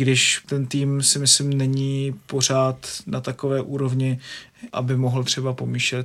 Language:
Czech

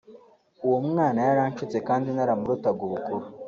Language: Kinyarwanda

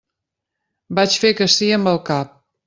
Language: Catalan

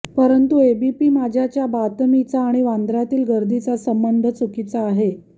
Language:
Marathi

